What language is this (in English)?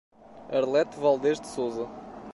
Portuguese